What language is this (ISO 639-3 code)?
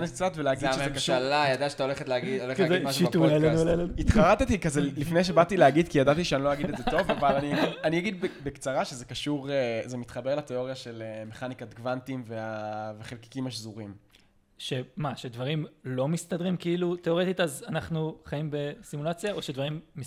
heb